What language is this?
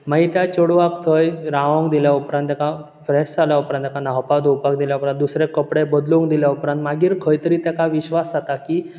Konkani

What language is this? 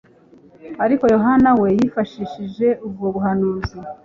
Kinyarwanda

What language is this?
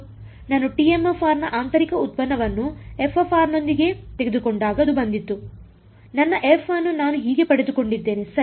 Kannada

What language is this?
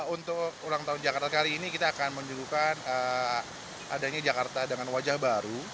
Indonesian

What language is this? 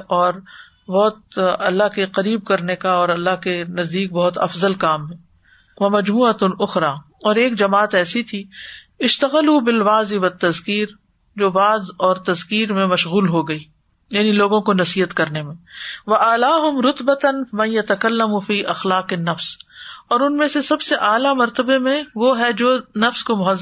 Urdu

